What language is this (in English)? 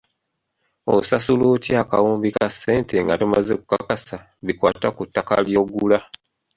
Ganda